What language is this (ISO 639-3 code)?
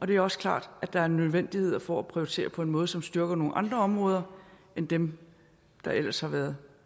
dan